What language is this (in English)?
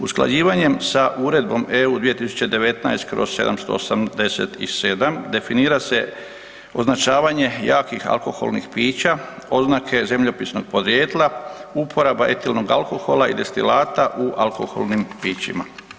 Croatian